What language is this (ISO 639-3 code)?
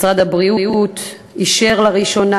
heb